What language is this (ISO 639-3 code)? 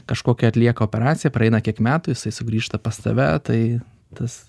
lit